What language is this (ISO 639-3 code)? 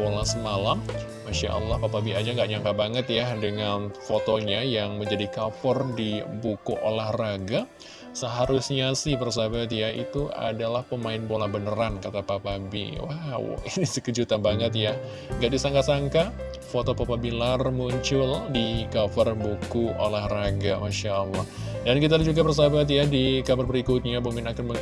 ind